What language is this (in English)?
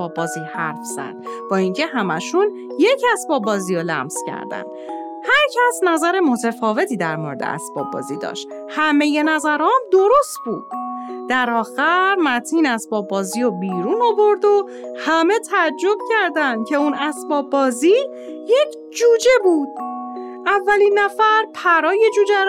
Persian